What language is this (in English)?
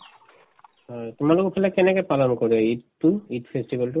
Assamese